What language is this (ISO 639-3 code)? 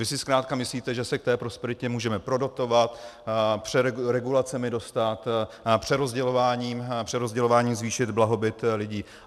ces